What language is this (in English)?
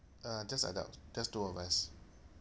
English